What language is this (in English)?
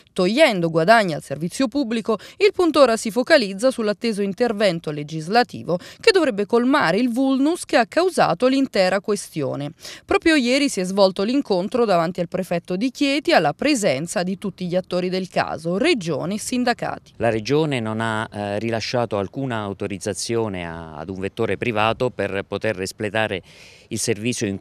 Italian